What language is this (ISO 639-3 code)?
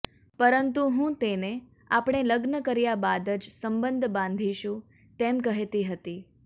guj